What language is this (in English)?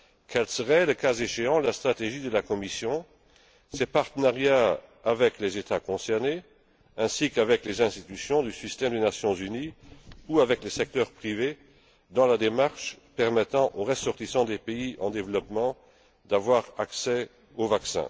French